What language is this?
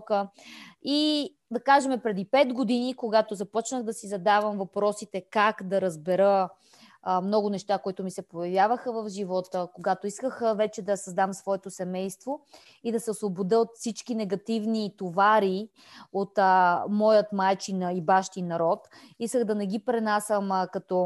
Bulgarian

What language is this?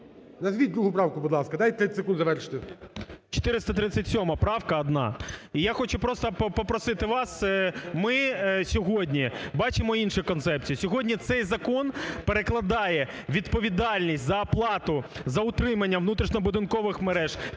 Ukrainian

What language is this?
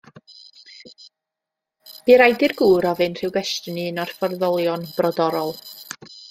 Welsh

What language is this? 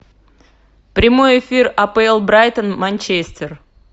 Russian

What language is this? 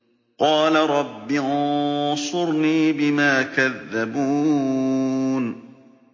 Arabic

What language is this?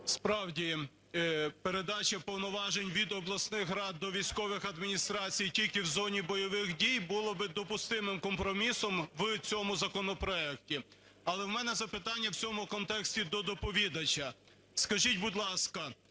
Ukrainian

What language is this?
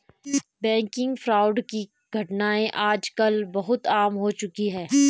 Hindi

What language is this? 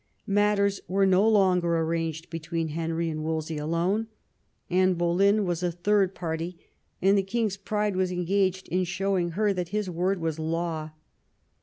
English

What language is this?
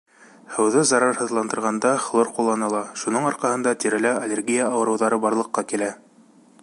Bashkir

